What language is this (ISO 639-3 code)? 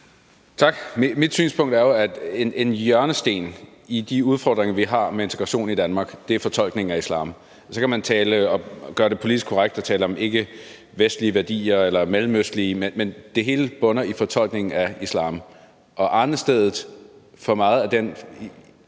dan